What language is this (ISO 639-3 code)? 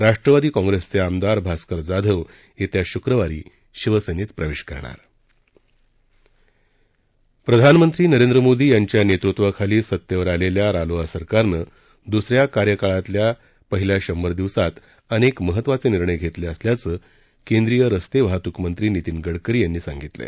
mar